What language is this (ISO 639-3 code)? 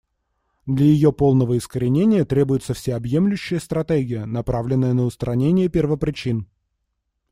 rus